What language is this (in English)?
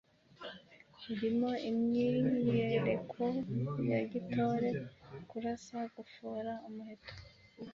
Kinyarwanda